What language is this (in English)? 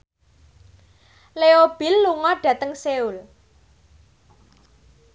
Javanese